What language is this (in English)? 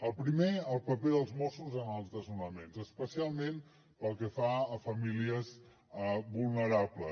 Catalan